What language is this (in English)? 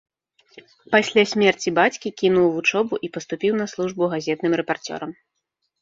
Belarusian